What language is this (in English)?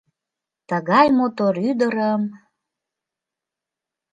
Mari